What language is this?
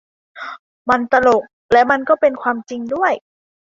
Thai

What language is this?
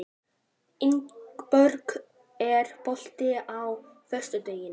Icelandic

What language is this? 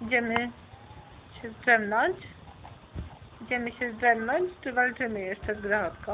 Polish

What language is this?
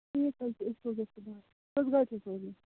Kashmiri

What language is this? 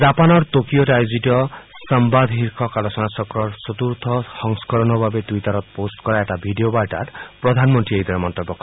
Assamese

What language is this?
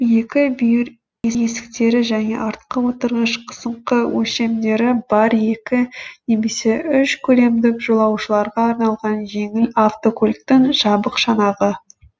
Kazakh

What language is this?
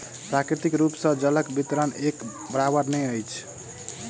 Maithili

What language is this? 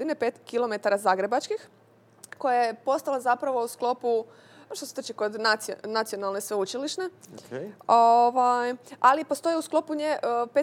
Croatian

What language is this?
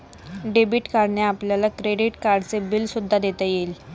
Marathi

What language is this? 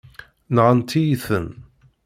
Kabyle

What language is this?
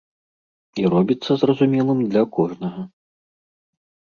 Belarusian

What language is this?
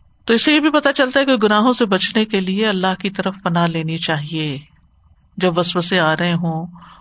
Urdu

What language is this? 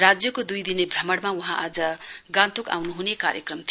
Nepali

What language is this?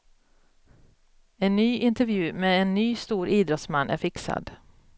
Swedish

